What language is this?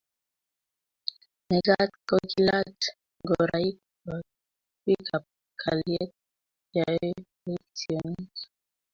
Kalenjin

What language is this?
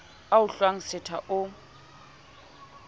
Southern Sotho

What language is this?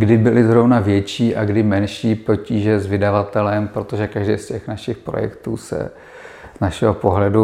Czech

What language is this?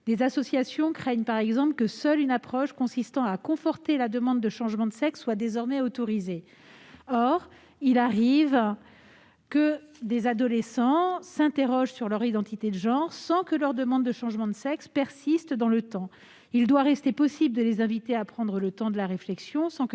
French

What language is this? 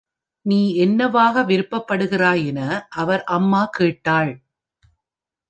Tamil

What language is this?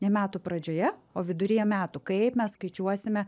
Lithuanian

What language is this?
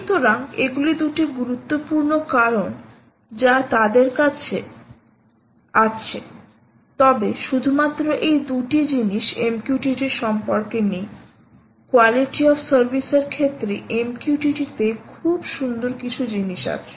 Bangla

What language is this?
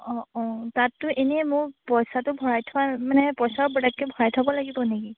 Assamese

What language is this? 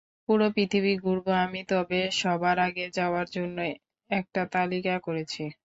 Bangla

